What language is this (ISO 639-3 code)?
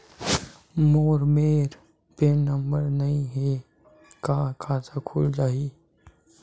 hne